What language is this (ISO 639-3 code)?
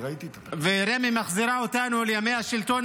heb